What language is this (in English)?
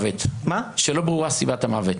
Hebrew